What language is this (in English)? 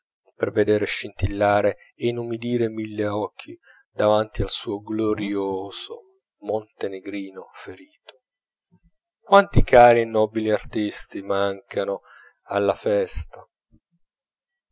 Italian